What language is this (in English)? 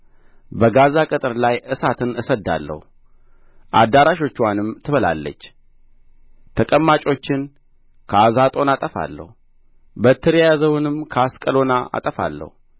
Amharic